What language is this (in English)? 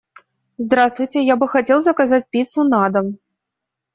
Russian